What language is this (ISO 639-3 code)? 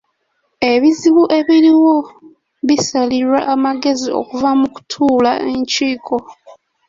lug